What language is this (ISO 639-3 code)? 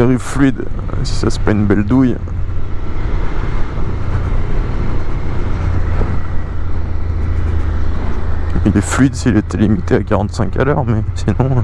fra